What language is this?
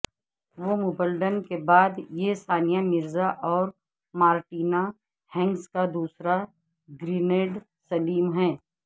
Urdu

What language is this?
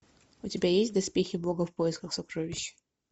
Russian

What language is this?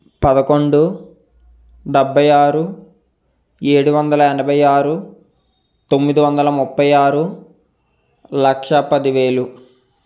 Telugu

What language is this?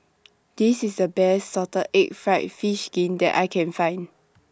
English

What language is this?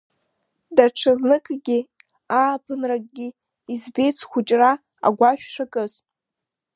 Abkhazian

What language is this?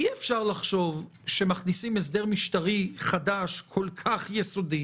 Hebrew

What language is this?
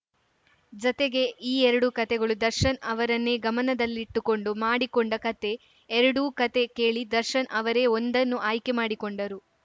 Kannada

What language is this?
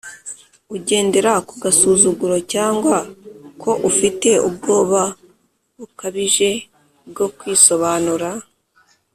Kinyarwanda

